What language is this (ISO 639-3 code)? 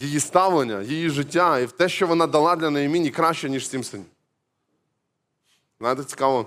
ukr